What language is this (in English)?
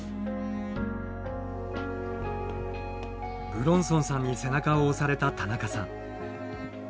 Japanese